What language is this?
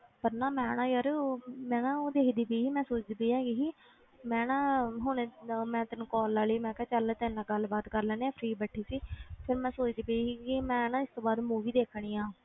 Punjabi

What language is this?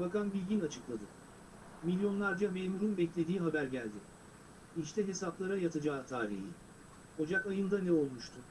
Turkish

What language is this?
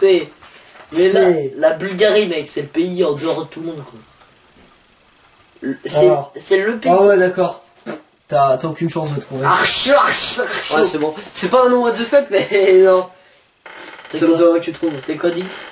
French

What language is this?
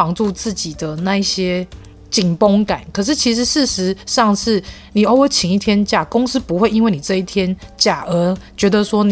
Chinese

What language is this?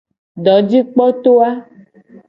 Gen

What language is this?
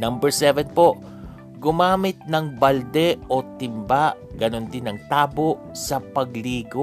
Filipino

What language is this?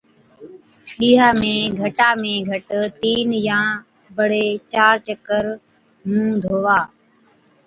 Od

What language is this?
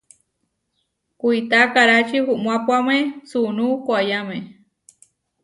Huarijio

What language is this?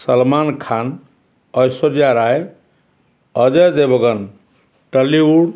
Odia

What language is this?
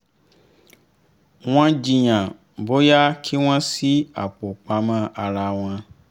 Yoruba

